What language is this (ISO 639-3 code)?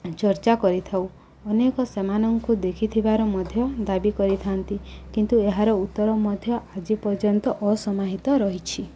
ori